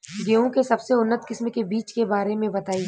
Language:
Bhojpuri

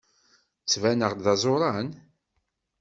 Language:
Kabyle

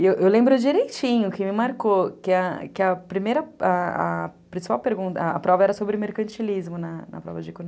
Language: Portuguese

